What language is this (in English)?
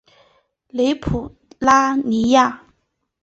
Chinese